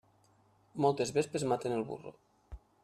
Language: Catalan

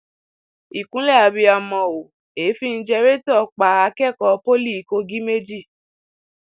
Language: Yoruba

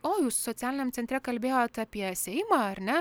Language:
Lithuanian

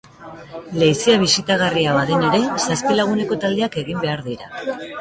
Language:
Basque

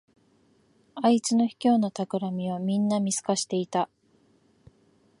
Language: Japanese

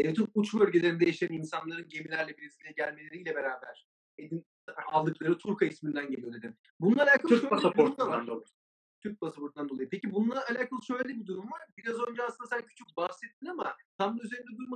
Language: Turkish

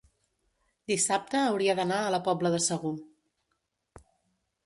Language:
Catalan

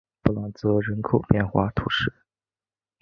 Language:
Chinese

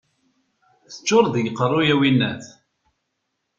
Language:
Kabyle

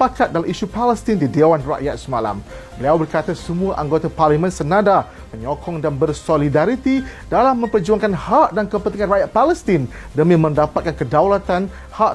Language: Malay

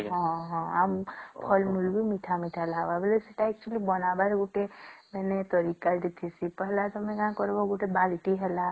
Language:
Odia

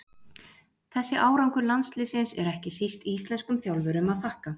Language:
Icelandic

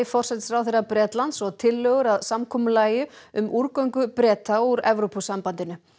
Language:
Icelandic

